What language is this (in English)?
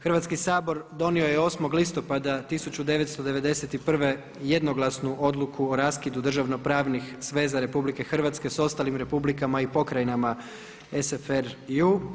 Croatian